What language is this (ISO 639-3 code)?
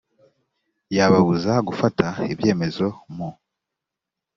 kin